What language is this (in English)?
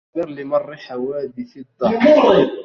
Arabic